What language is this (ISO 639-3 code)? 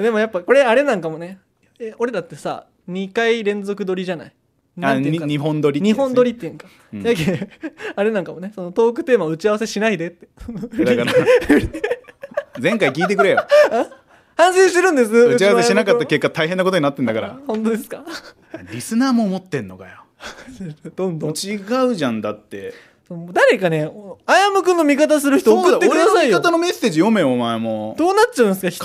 jpn